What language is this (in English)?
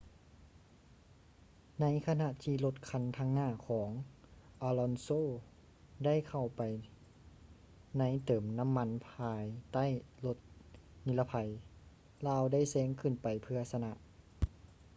Lao